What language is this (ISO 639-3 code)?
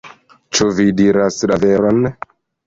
epo